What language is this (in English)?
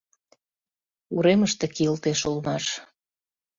Mari